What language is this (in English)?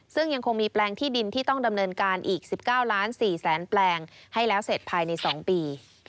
Thai